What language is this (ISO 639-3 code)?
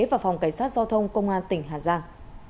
vie